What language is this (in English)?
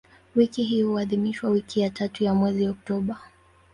Swahili